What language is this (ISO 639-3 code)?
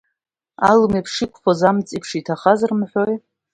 abk